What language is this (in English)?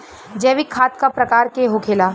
Bhojpuri